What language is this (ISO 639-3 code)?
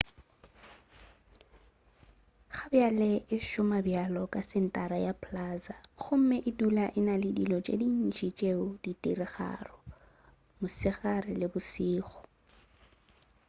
nso